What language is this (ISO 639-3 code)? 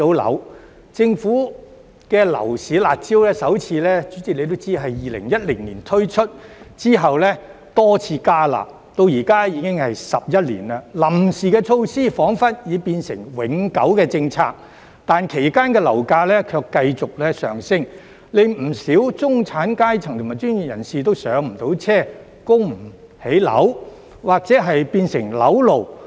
yue